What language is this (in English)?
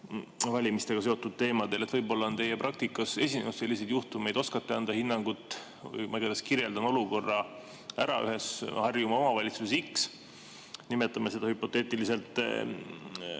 Estonian